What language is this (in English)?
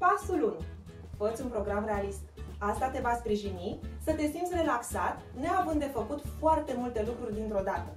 Romanian